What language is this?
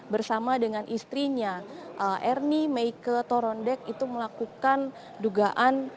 Indonesian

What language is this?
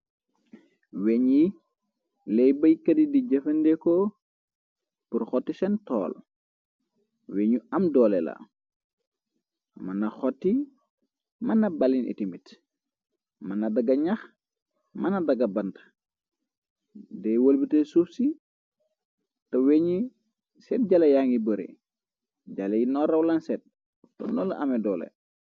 Wolof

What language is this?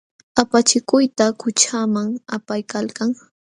Jauja Wanca Quechua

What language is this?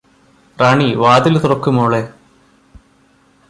Malayalam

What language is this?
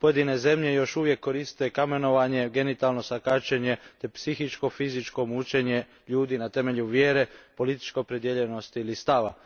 Croatian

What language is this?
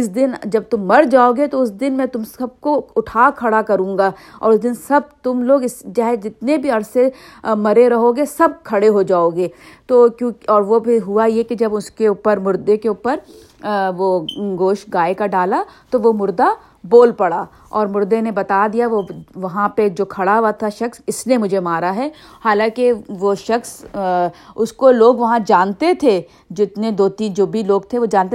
Urdu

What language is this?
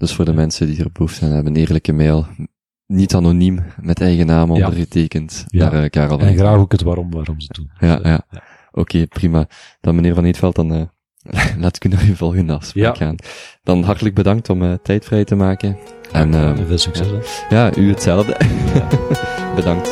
Dutch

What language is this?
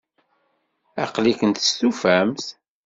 Kabyle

